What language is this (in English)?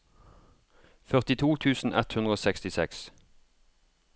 Norwegian